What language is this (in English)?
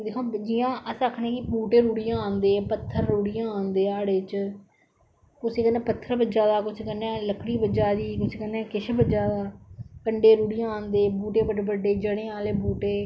Dogri